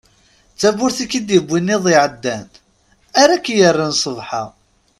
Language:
Kabyle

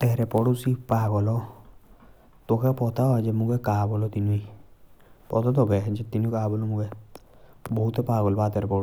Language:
Jaunsari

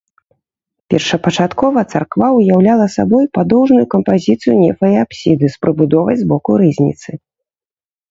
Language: Belarusian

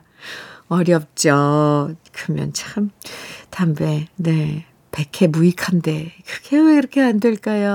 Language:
Korean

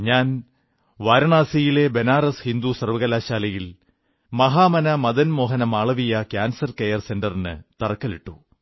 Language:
Malayalam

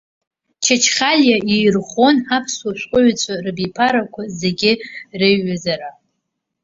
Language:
Abkhazian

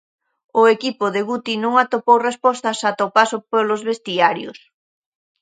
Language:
Galician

